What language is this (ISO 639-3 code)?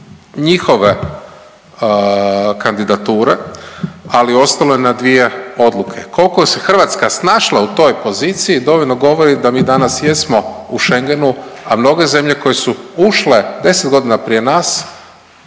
hrv